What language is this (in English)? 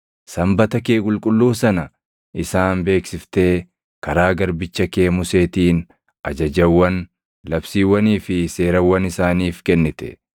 Oromo